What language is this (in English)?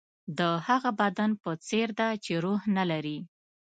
Pashto